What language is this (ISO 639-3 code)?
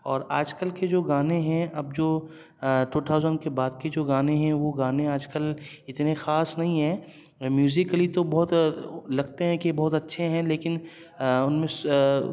urd